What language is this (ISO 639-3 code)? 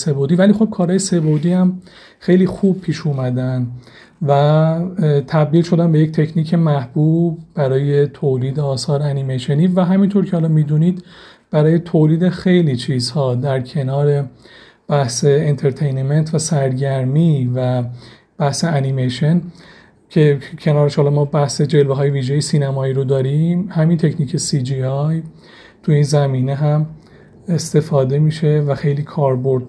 fas